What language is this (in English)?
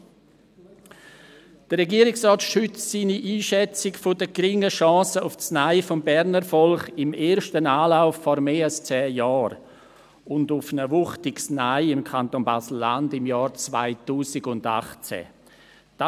Swiss German